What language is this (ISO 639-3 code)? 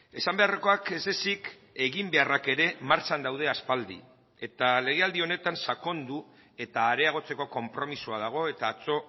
eus